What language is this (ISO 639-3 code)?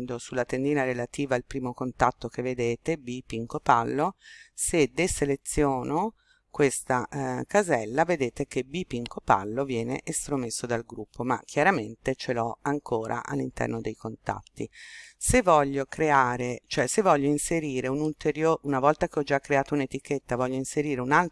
ita